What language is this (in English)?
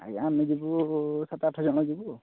Odia